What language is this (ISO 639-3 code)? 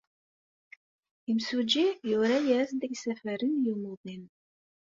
kab